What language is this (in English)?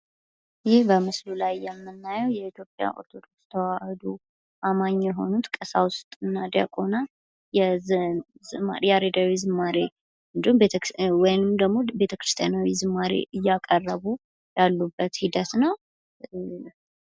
Amharic